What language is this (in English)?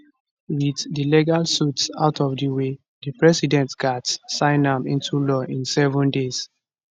Nigerian Pidgin